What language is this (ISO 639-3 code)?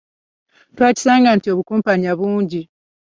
lug